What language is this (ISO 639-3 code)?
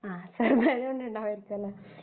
mal